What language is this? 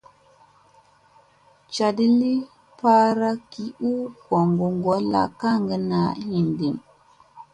Musey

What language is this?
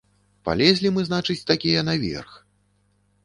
Belarusian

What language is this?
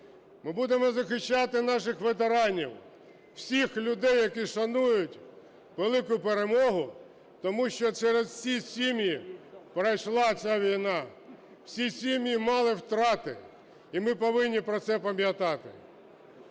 Ukrainian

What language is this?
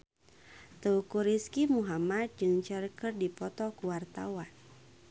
Sundanese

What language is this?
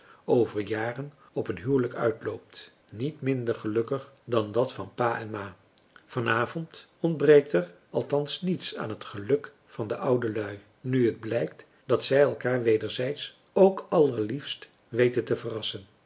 Dutch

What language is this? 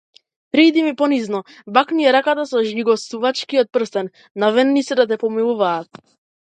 Macedonian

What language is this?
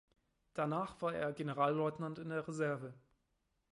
German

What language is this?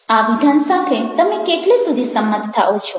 Gujarati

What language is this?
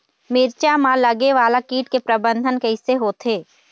Chhattisgarhi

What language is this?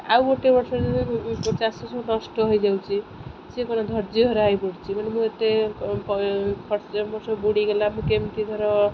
Odia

